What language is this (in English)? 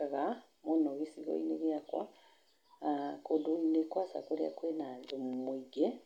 Kikuyu